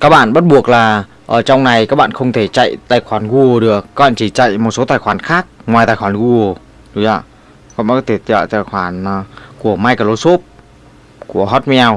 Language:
Vietnamese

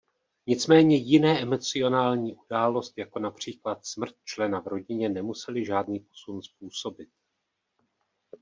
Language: Czech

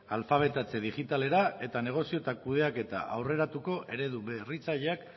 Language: Basque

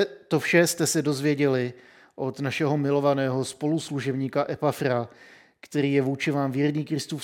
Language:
Czech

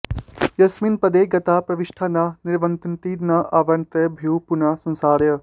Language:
Sanskrit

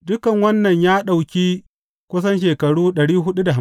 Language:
Hausa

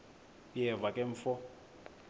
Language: Xhosa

